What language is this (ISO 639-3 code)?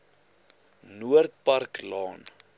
afr